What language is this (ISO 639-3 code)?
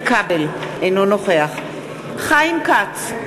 heb